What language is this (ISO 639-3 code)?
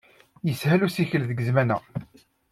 kab